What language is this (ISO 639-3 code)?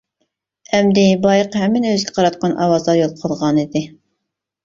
uig